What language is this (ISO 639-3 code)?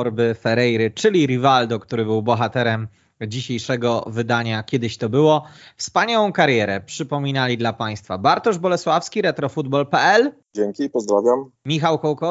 pol